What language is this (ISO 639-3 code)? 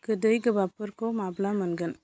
brx